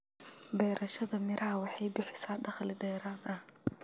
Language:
Somali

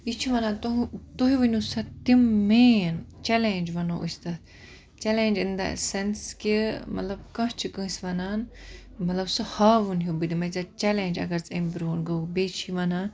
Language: Kashmiri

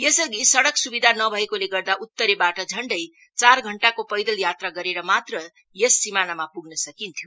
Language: Nepali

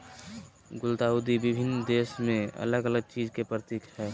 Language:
Magahi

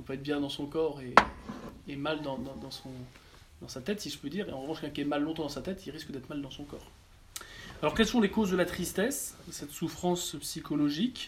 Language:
French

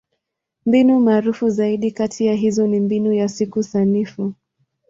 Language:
Swahili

